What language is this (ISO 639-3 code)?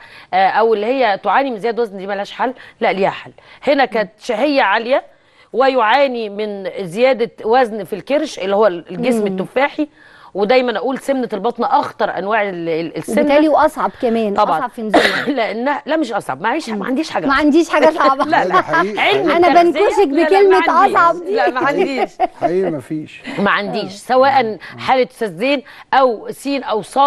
ara